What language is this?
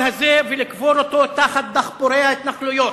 Hebrew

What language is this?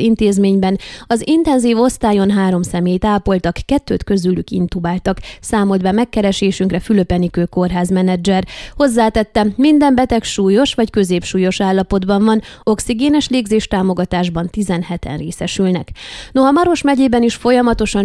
Hungarian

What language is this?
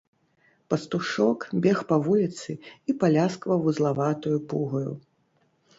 Belarusian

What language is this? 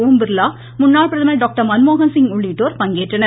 Tamil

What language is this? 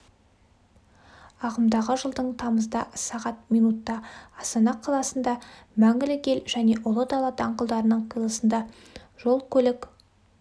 Kazakh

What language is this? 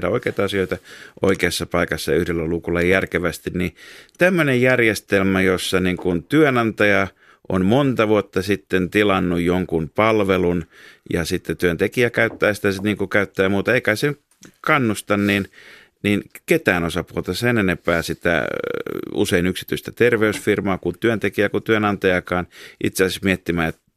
Finnish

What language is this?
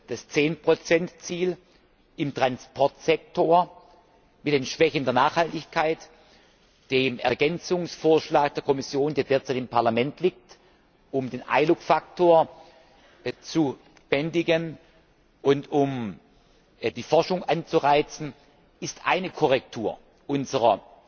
German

